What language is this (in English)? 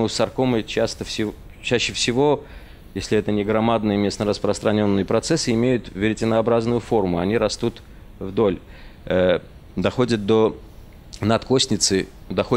Russian